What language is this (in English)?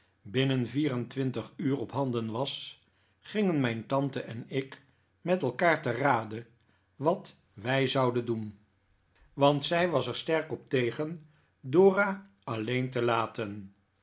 Dutch